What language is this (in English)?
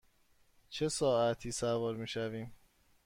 Persian